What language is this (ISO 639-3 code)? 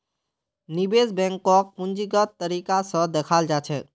mag